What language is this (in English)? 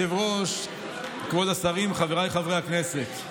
Hebrew